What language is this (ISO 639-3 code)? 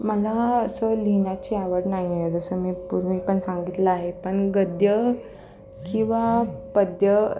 mar